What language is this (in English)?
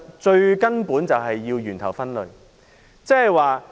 Cantonese